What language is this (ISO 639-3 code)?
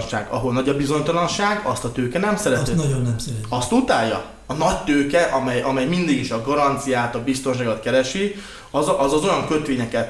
hun